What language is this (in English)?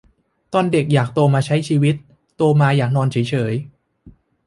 Thai